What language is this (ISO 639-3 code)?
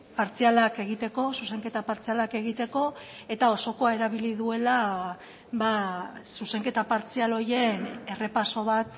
eus